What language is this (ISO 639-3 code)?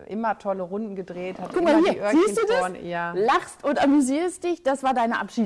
deu